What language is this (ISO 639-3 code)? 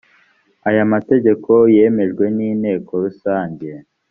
kin